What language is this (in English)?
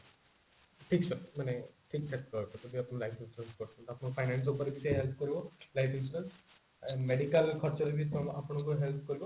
Odia